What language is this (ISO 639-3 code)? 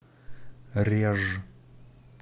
rus